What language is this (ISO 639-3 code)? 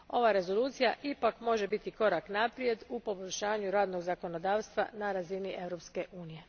hrv